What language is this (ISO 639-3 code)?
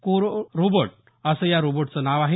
mar